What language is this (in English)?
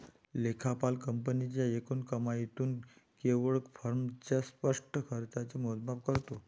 Marathi